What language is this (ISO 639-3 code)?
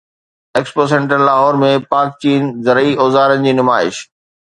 snd